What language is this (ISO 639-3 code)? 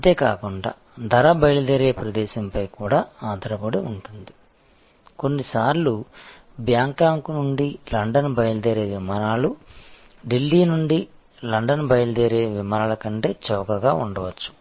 tel